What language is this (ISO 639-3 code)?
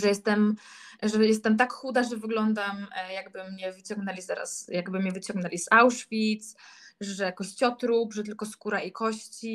pol